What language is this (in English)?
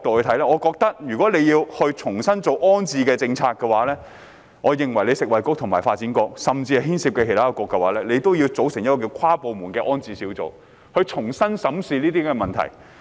Cantonese